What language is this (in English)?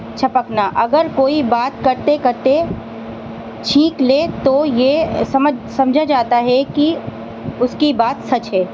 Urdu